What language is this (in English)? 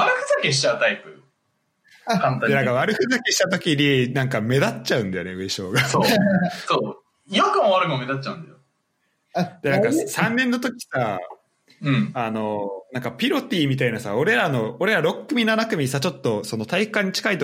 Japanese